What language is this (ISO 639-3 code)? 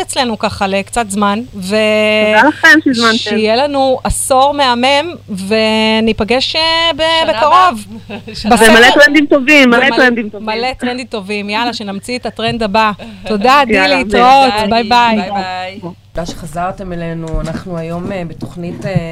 heb